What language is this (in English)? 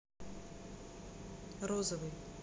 Russian